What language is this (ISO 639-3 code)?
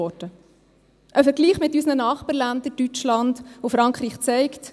gsw